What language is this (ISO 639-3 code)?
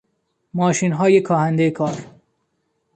fas